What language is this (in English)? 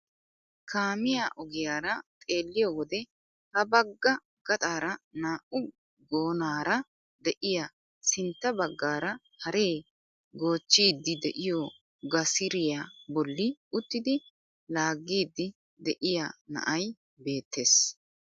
Wolaytta